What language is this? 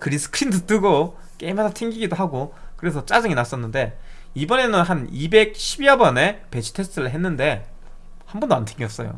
Korean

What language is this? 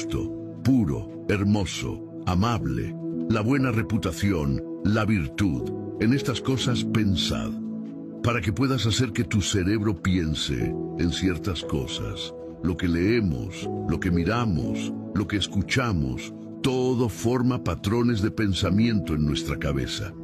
Spanish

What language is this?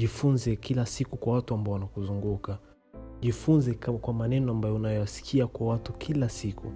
Swahili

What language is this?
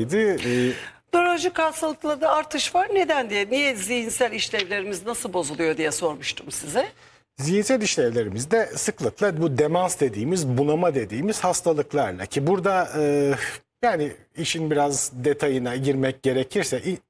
Turkish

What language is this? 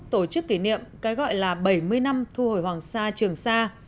Vietnamese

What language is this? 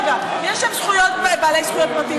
Hebrew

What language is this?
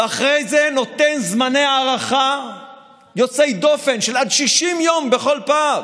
Hebrew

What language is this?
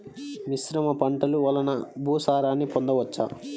Telugu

